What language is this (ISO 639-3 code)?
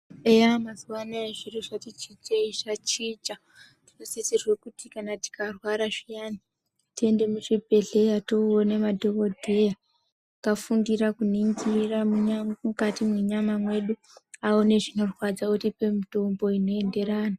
ndc